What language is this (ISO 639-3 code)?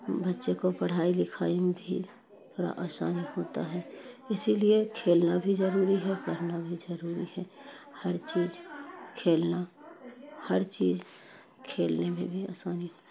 urd